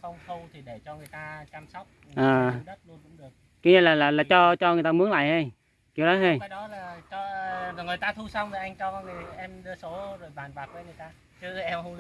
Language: Vietnamese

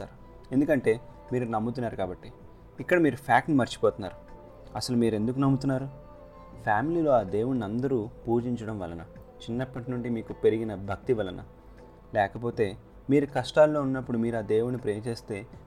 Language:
Telugu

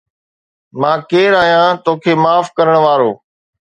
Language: Sindhi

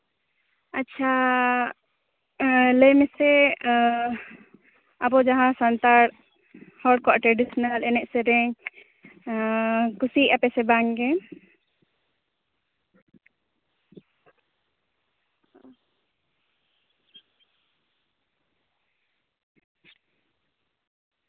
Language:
Santali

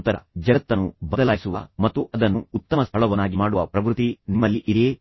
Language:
Kannada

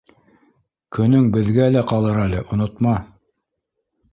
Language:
Bashkir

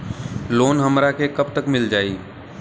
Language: Bhojpuri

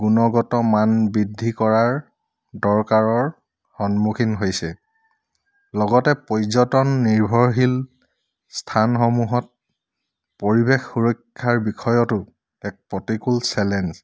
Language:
Assamese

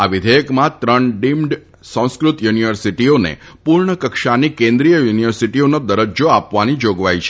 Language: Gujarati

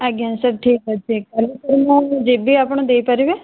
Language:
Odia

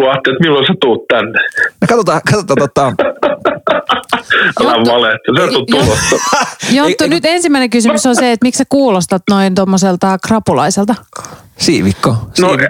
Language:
Finnish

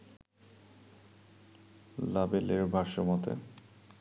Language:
Bangla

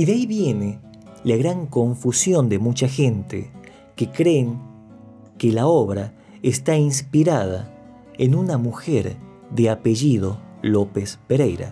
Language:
Spanish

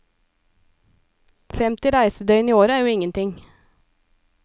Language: Norwegian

